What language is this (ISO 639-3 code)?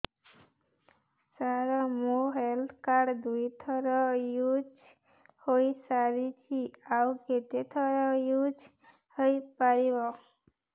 ori